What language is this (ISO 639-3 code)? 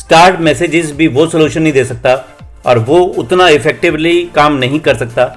hin